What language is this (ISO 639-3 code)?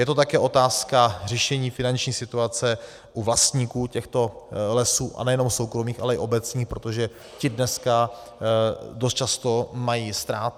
ces